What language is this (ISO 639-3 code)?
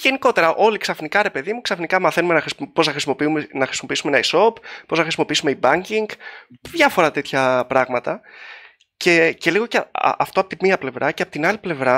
ell